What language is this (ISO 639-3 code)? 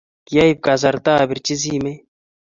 kln